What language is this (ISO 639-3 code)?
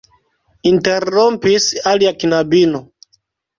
epo